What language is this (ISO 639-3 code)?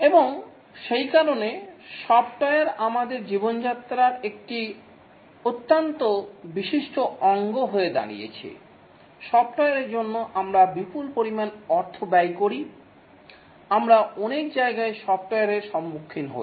ben